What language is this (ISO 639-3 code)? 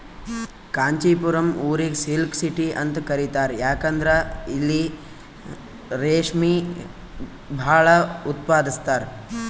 kan